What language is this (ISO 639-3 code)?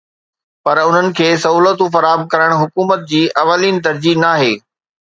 snd